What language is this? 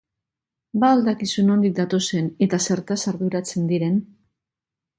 Basque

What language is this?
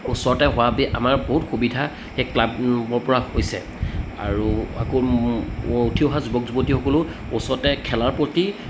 Assamese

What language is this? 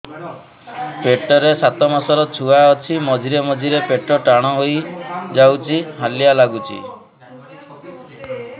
Odia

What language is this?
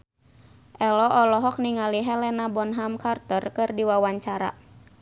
Sundanese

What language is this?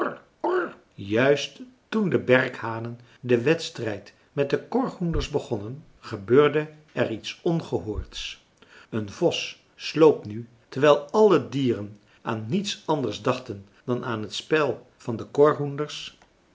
Dutch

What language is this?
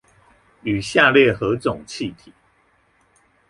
Chinese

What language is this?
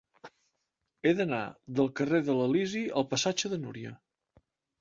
Catalan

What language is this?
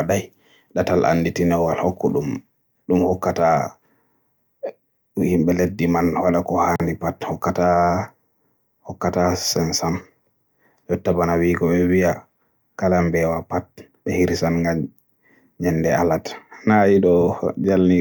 Borgu Fulfulde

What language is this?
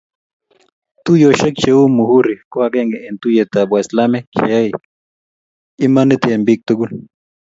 Kalenjin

